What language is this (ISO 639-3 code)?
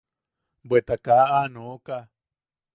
yaq